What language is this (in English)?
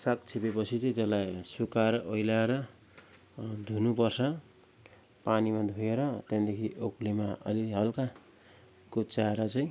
Nepali